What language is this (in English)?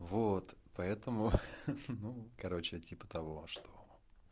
Russian